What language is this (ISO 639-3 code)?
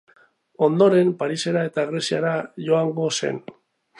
eus